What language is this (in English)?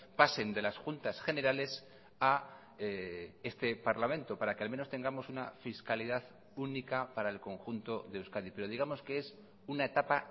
Spanish